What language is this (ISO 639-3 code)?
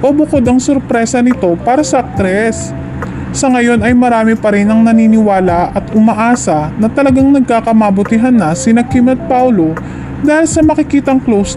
fil